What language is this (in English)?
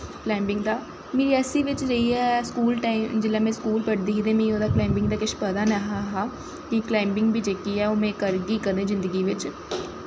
Dogri